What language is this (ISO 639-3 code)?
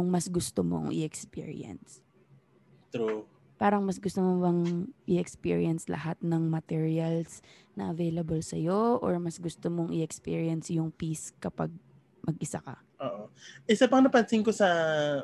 fil